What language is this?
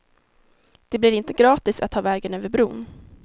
Swedish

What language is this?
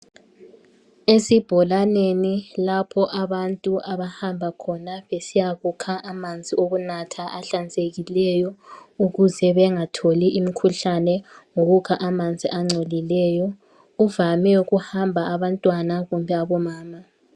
North Ndebele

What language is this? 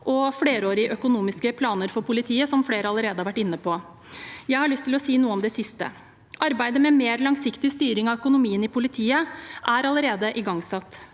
Norwegian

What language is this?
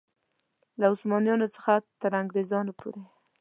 Pashto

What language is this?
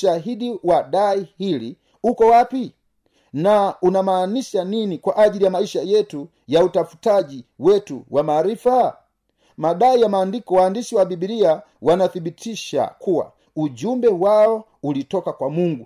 Swahili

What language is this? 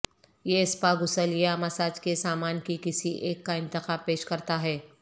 Urdu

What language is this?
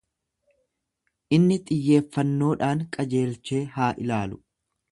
Oromo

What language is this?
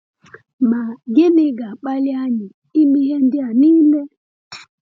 Igbo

